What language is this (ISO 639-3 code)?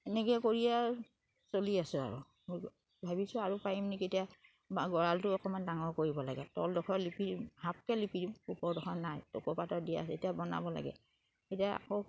asm